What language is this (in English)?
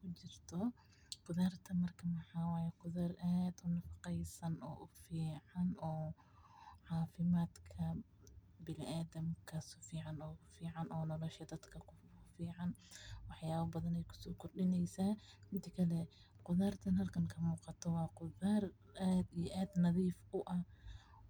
Somali